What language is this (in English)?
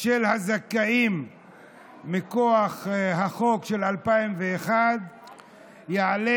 Hebrew